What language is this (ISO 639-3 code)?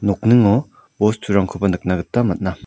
grt